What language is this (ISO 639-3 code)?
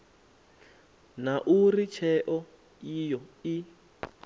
ven